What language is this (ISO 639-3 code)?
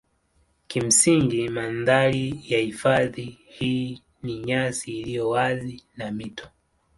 swa